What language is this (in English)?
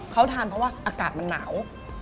Thai